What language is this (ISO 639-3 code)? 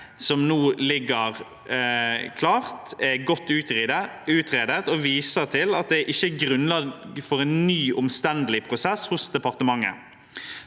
nor